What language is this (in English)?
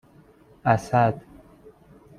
Persian